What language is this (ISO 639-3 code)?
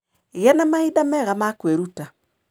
kik